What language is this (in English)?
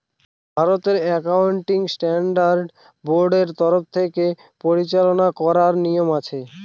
Bangla